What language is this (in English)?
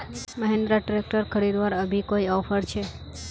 Magahi